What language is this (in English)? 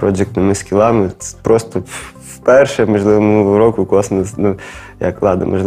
Ukrainian